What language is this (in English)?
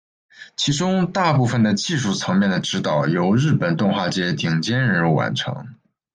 Chinese